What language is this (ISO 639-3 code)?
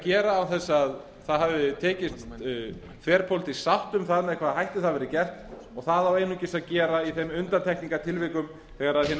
isl